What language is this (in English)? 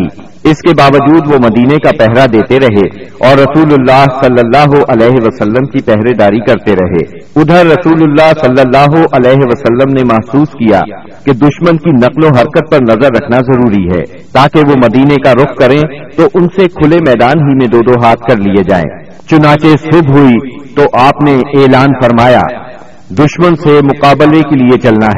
Urdu